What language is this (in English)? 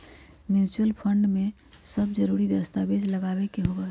Magahi